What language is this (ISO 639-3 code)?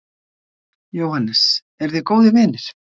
isl